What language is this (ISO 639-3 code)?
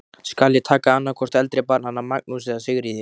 isl